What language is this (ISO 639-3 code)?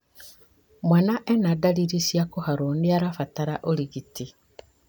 kik